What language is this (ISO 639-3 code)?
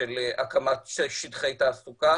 heb